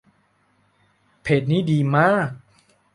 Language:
Thai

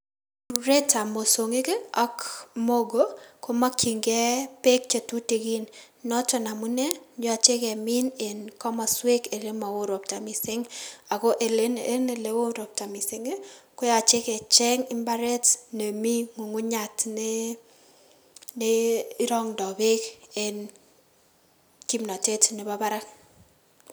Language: Kalenjin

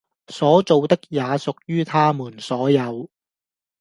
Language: Cantonese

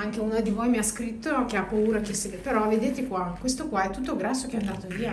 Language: Italian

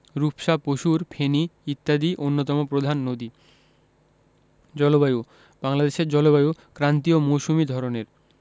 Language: Bangla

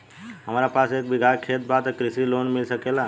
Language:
Bhojpuri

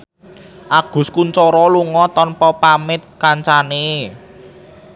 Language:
Javanese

